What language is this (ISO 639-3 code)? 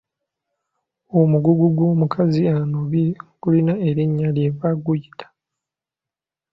lug